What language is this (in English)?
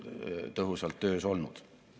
Estonian